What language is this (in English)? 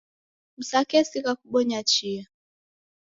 Taita